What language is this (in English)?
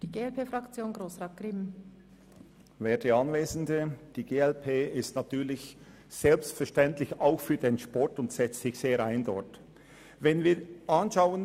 Swiss German